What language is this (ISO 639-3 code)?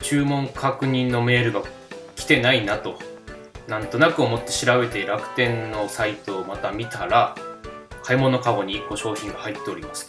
jpn